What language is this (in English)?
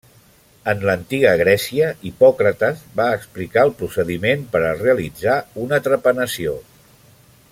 Catalan